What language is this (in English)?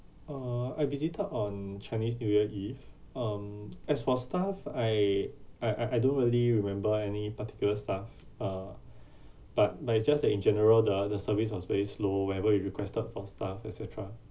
English